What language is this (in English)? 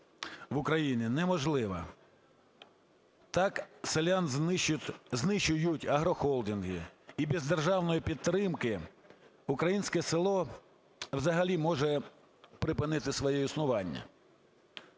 Ukrainian